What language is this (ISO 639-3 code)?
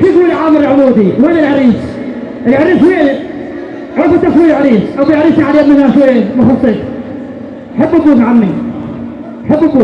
ara